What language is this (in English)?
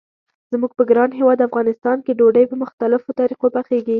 Pashto